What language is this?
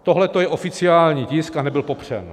Czech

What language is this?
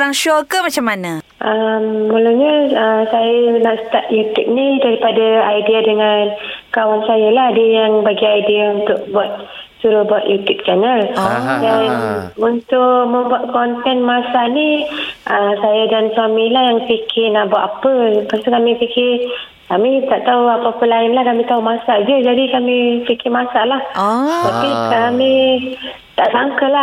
Malay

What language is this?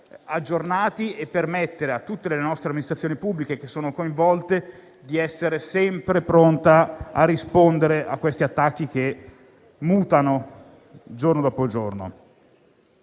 Italian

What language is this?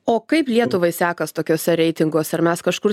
Lithuanian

